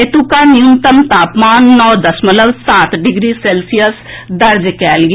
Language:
Maithili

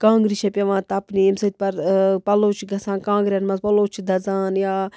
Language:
Kashmiri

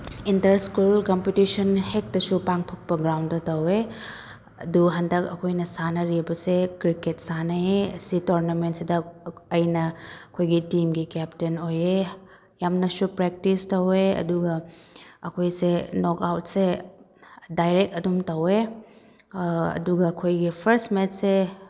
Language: Manipuri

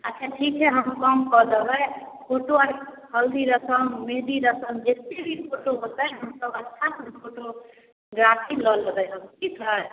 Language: Maithili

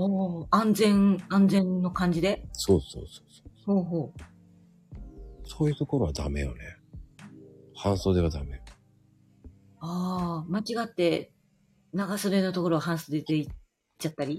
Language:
Japanese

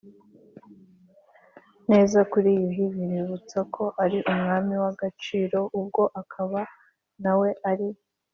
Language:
Kinyarwanda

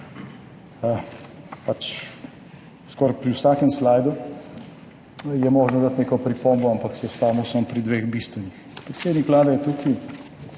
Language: Slovenian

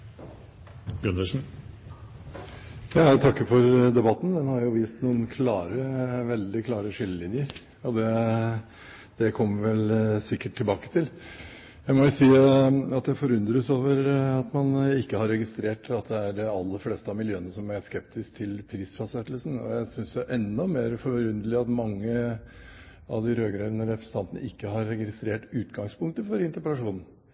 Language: Norwegian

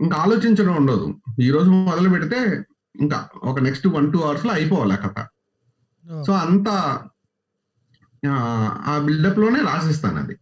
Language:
Telugu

